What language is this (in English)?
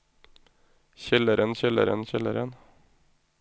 Norwegian